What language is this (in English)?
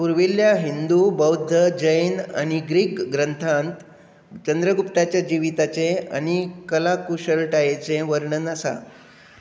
Konkani